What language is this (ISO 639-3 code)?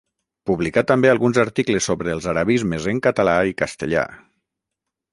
cat